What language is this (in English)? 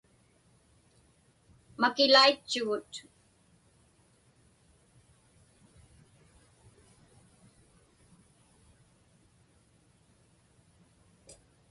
Inupiaq